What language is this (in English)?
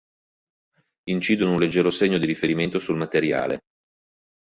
Italian